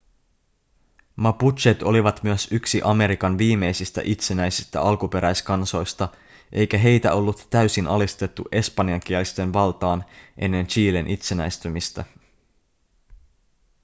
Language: Finnish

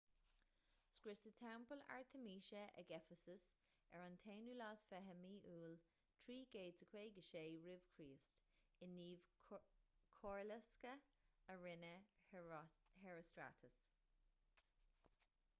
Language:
Irish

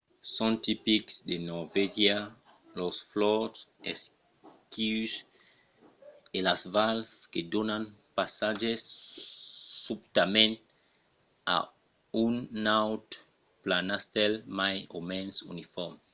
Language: Occitan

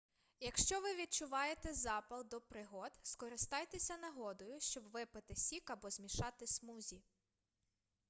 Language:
Ukrainian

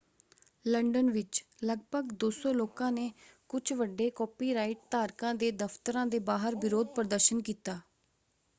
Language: Punjabi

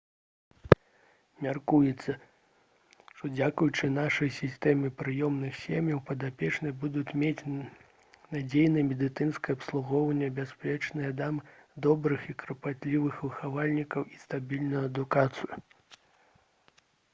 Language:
Belarusian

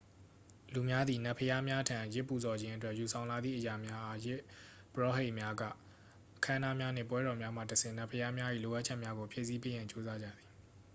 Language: Burmese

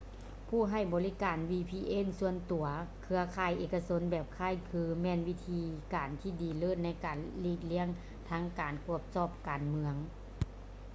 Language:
Lao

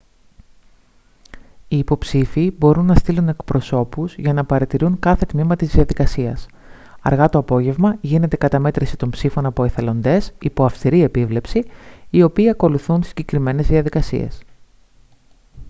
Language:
Greek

